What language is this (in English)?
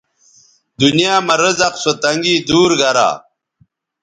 Bateri